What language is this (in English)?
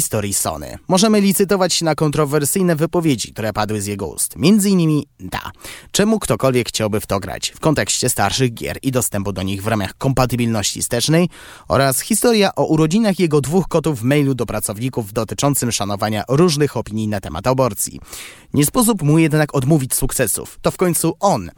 Polish